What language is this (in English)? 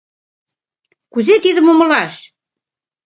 Mari